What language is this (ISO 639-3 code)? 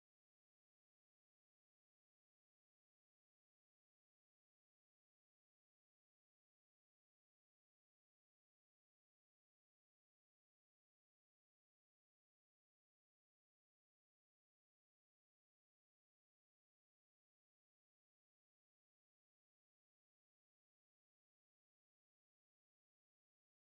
pan